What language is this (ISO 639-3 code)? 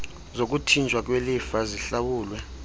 xho